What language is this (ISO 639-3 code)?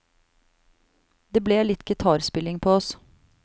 nor